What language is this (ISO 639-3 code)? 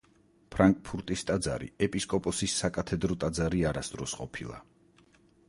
kat